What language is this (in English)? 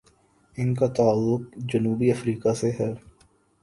Urdu